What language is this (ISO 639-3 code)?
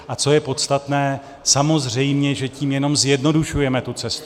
ces